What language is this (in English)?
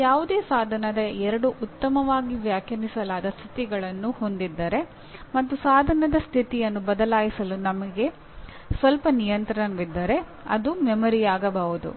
Kannada